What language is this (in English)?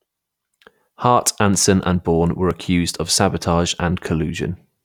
English